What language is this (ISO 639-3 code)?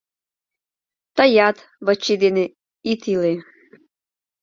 chm